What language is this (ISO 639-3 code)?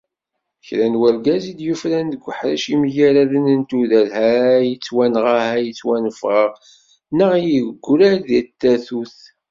kab